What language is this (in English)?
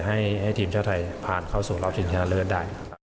Thai